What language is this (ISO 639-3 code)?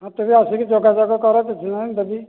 ori